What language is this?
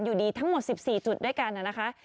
Thai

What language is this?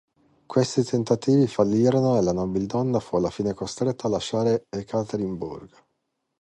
Italian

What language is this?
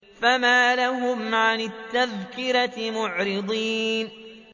Arabic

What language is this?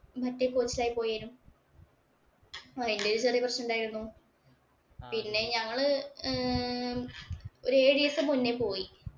Malayalam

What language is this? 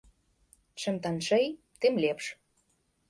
Belarusian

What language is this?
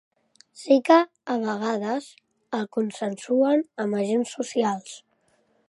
Catalan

